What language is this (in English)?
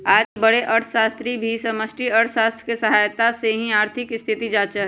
Magahi